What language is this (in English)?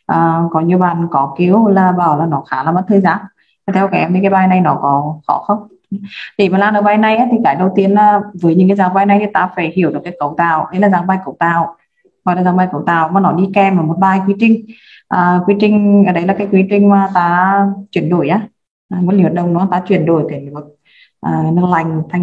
Vietnamese